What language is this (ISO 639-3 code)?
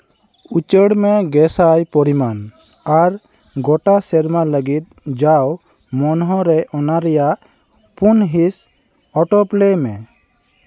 sat